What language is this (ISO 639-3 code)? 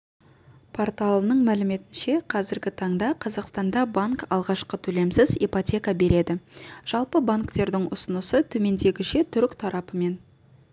kaz